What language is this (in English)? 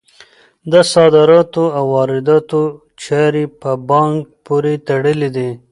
Pashto